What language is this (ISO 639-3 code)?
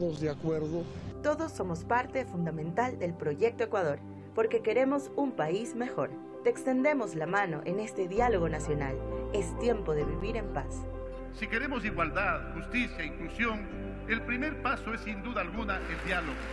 spa